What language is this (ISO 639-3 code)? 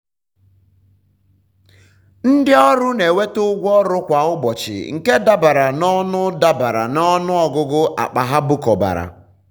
ibo